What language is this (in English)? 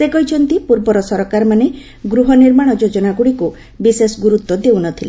Odia